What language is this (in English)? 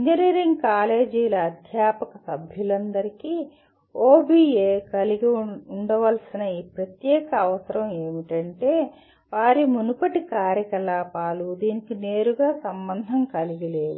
Telugu